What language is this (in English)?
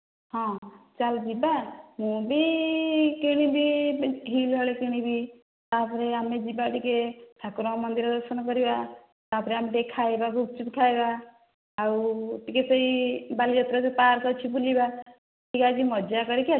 Odia